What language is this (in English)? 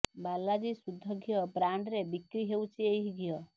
Odia